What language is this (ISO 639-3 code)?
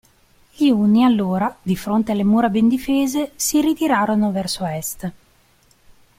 ita